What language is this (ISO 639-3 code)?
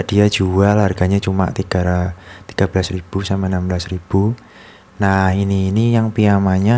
ind